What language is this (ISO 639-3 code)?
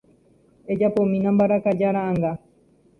grn